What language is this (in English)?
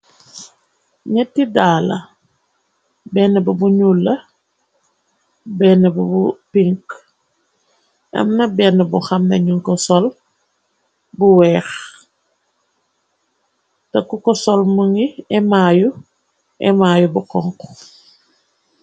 Wolof